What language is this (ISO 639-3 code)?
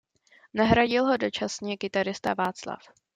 ces